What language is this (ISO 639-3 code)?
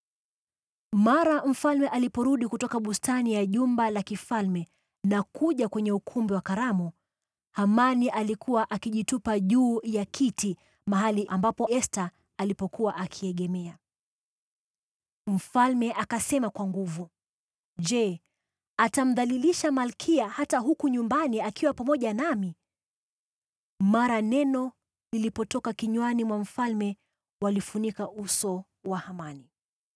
swa